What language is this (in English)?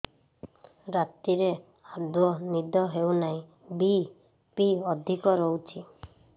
Odia